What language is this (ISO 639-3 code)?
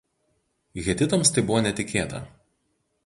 lit